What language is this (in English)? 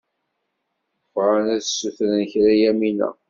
Kabyle